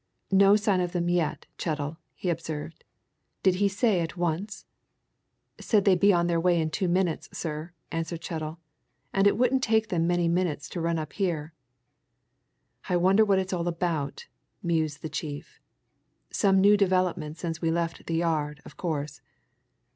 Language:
English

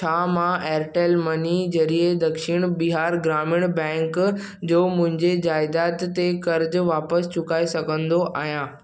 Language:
Sindhi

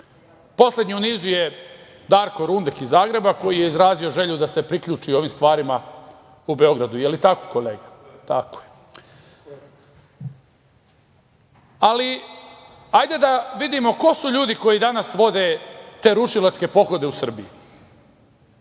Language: Serbian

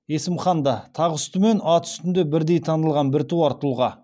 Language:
Kazakh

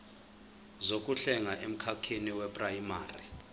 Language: Zulu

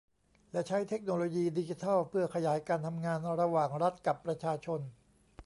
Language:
Thai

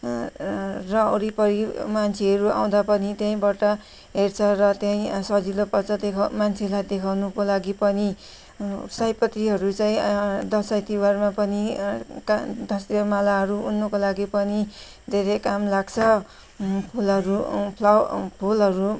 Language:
Nepali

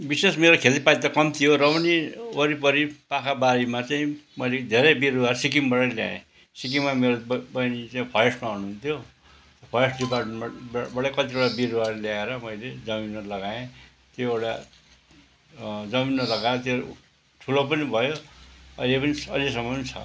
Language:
Nepali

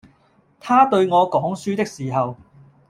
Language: Cantonese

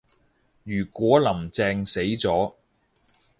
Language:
Cantonese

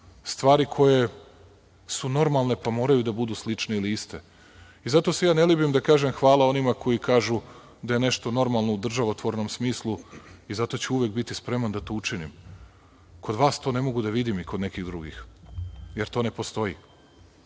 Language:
Serbian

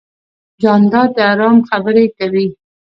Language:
Pashto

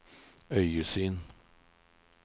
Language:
Norwegian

